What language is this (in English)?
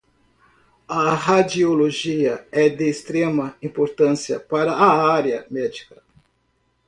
Portuguese